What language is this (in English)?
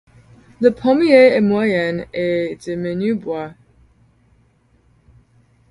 French